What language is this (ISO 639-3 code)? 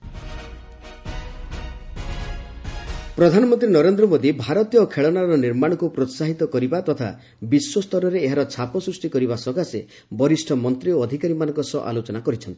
ori